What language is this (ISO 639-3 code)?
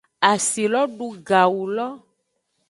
ajg